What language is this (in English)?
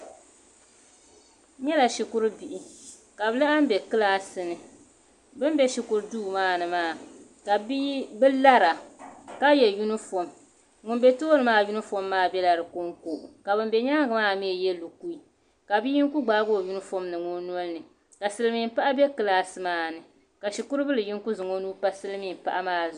Dagbani